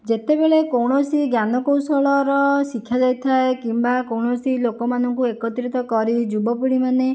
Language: Odia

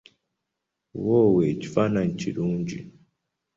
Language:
Ganda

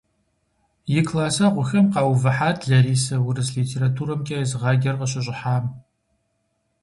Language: Kabardian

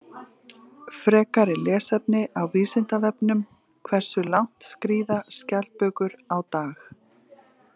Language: Icelandic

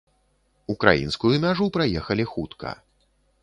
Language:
Belarusian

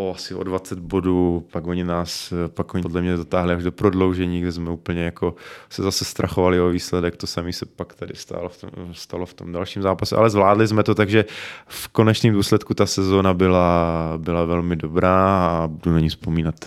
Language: Czech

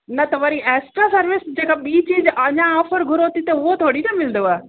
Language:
Sindhi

